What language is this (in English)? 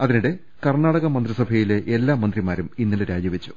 Malayalam